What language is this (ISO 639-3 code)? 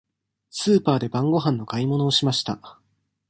jpn